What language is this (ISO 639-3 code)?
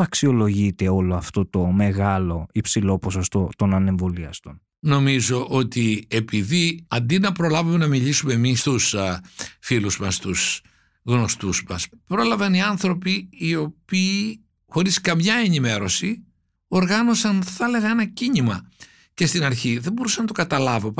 ell